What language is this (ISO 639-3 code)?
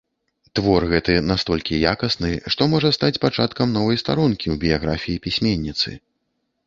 bel